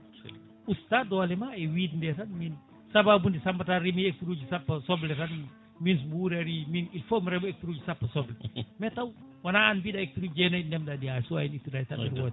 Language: Fula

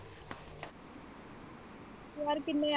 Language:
Punjabi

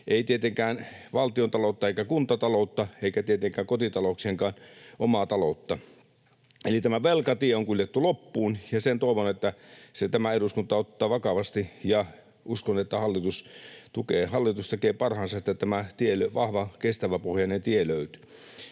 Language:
Finnish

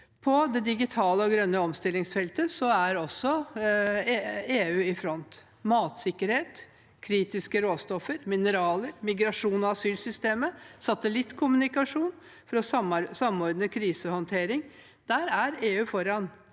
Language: Norwegian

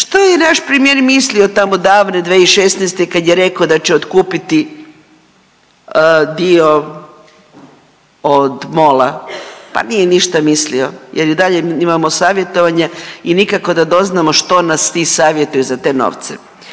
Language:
Croatian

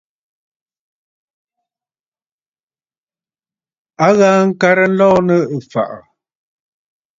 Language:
Bafut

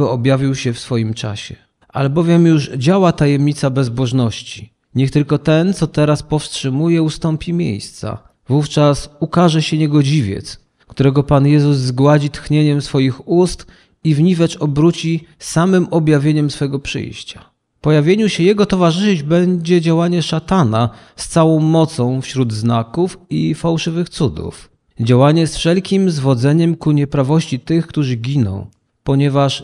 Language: Polish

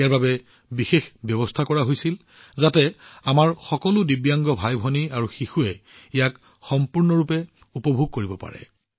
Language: Assamese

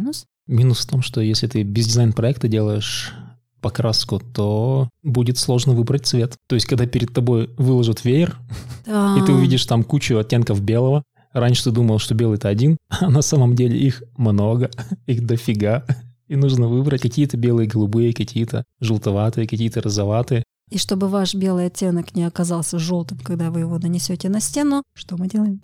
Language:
Russian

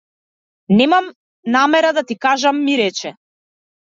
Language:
Macedonian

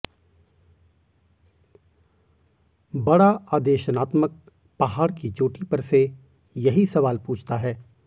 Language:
Hindi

